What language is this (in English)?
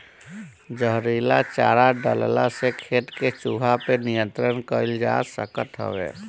Bhojpuri